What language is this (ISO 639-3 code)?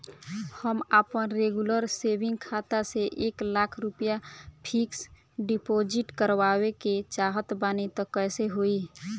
bho